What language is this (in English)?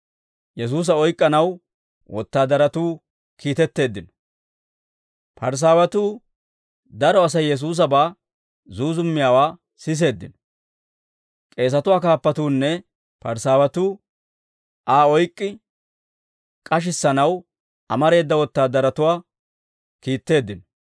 Dawro